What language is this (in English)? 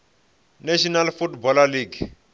Venda